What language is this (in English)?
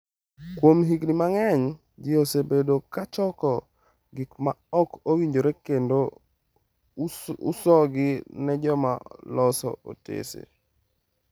Luo (Kenya and Tanzania)